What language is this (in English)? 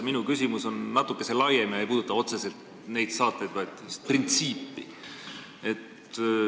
Estonian